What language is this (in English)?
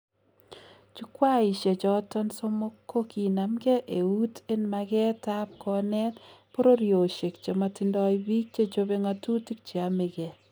Kalenjin